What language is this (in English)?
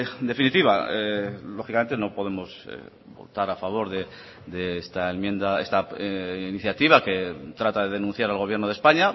Spanish